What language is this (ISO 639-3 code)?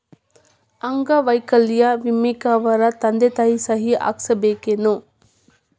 kan